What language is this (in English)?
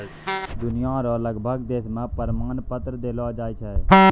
Maithili